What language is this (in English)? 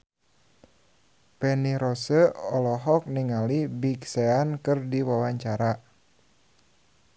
Sundanese